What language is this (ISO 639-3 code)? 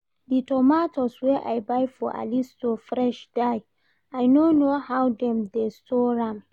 pcm